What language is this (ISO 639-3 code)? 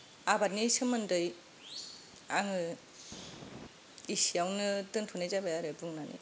brx